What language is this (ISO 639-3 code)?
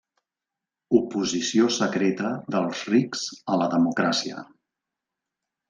cat